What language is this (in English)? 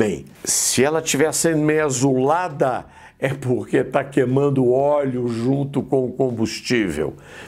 Portuguese